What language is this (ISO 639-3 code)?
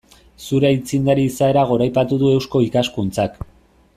eus